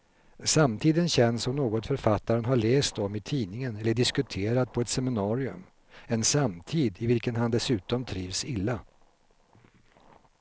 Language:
Swedish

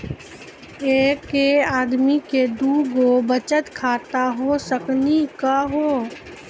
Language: Maithili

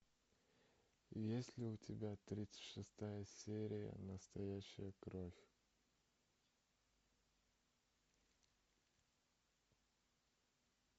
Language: Russian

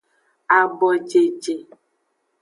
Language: Aja (Benin)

